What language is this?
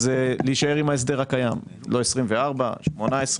Hebrew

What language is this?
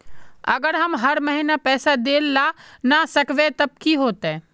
Magahi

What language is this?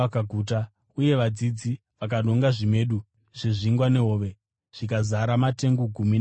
Shona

